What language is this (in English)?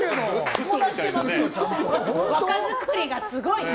Japanese